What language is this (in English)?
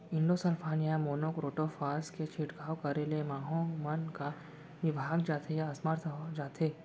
Chhattisgarhi